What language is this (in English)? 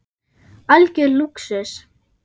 Icelandic